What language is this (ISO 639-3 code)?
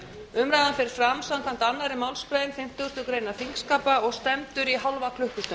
isl